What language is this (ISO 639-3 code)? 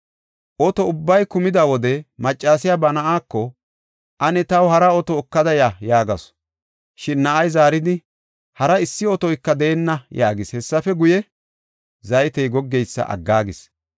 gof